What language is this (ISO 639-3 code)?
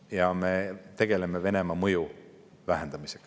est